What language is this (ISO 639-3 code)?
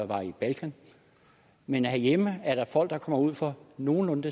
dan